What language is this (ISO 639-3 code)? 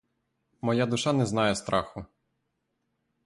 ukr